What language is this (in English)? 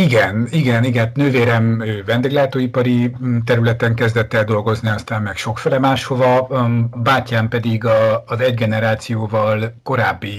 Hungarian